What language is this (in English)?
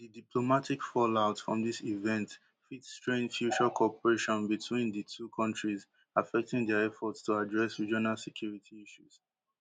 Nigerian Pidgin